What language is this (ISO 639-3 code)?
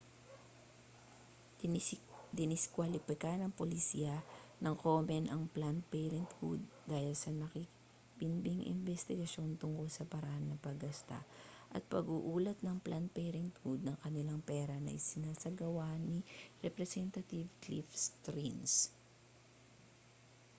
fil